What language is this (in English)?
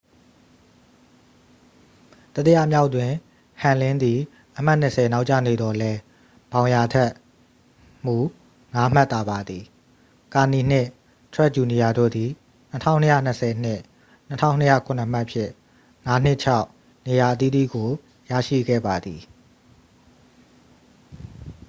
Burmese